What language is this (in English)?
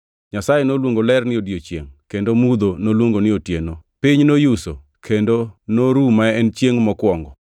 Luo (Kenya and Tanzania)